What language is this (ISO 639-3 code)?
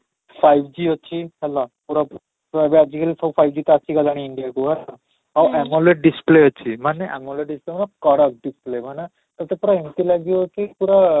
ori